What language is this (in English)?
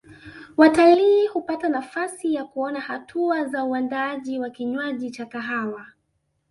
Swahili